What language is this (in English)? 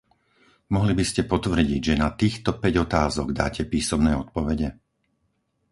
Slovak